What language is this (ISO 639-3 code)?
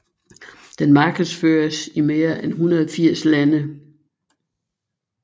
dan